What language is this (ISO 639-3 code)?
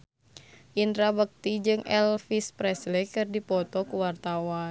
sun